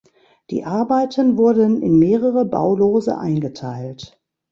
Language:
German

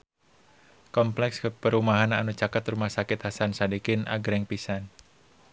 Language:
Sundanese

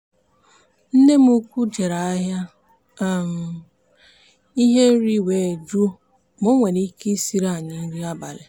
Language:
Igbo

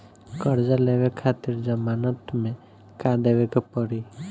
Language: Bhojpuri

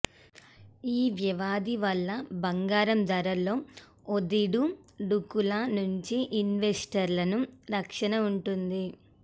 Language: Telugu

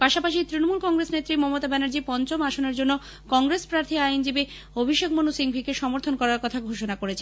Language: Bangla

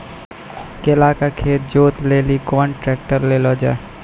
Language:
Maithili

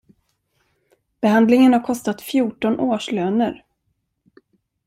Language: Swedish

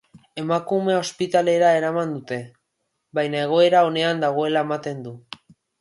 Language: Basque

